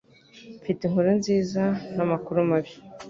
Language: Kinyarwanda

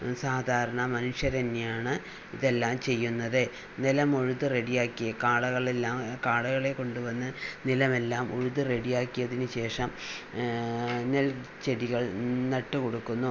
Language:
Malayalam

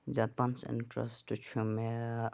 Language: Kashmiri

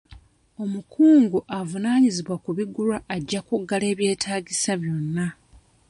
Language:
Ganda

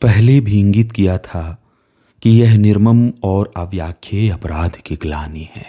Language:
Hindi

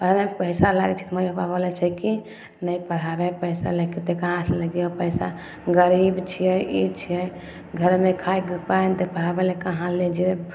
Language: Maithili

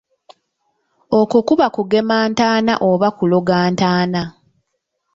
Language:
Ganda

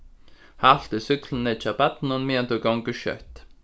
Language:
Faroese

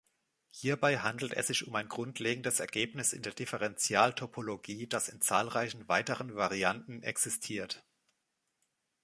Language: German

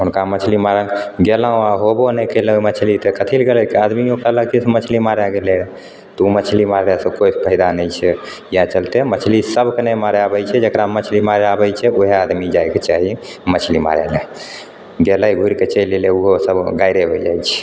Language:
Maithili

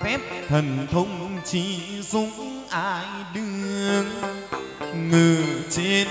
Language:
Vietnamese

